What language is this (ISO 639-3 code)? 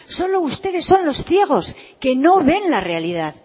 spa